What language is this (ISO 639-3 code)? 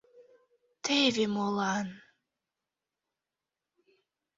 chm